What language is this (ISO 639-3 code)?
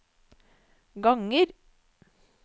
nor